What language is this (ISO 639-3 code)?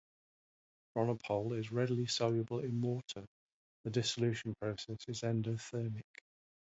eng